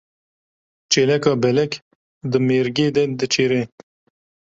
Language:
Kurdish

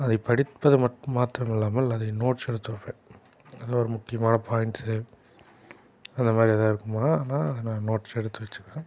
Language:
Tamil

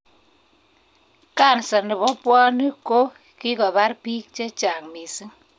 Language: Kalenjin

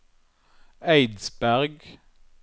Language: Norwegian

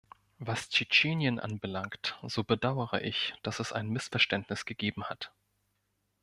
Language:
German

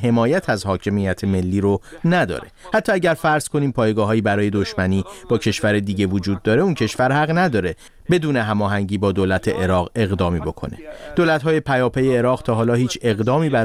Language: Persian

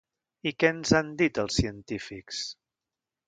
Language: Catalan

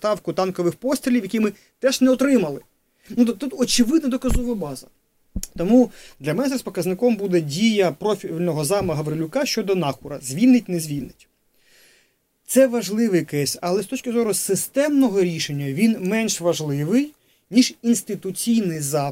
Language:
Ukrainian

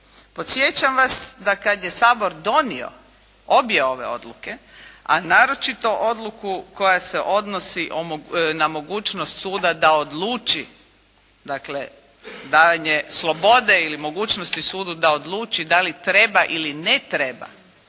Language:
Croatian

